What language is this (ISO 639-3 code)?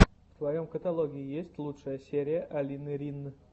rus